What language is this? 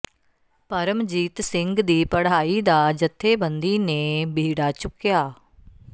Punjabi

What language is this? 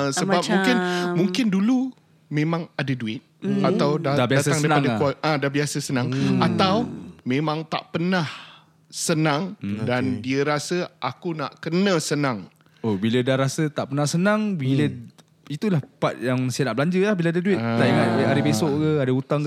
Malay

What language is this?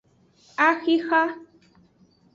Aja (Benin)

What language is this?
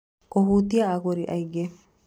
Kikuyu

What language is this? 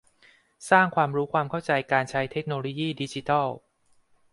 Thai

